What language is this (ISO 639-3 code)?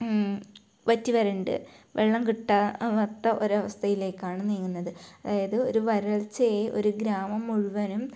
mal